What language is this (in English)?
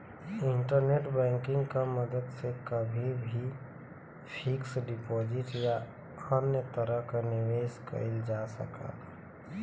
Bhojpuri